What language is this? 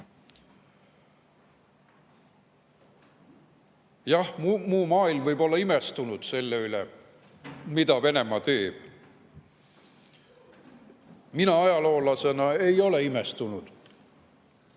Estonian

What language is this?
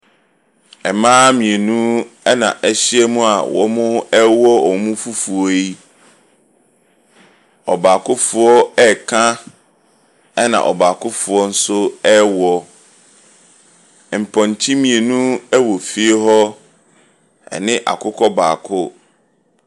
Akan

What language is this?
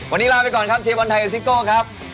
Thai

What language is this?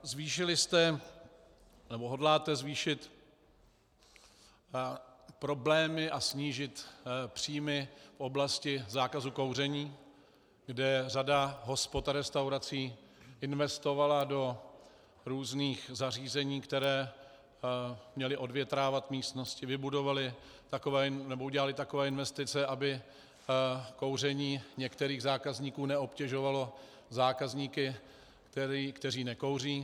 Czech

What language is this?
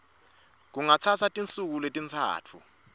Swati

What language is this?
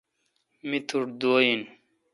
Kalkoti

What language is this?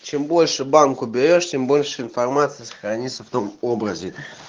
Russian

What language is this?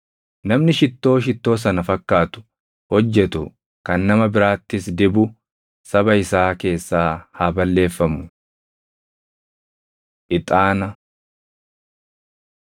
Oromo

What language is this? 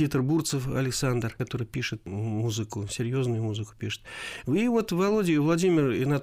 Russian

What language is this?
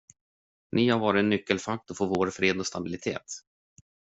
Swedish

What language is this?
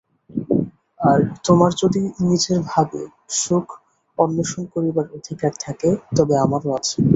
Bangla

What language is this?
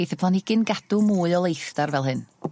Welsh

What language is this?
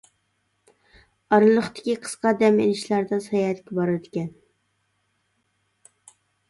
Uyghur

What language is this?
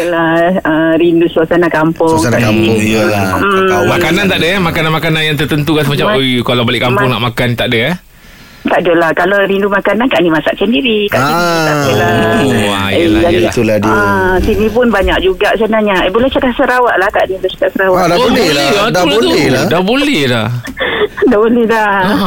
Malay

